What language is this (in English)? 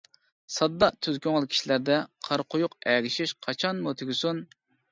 Uyghur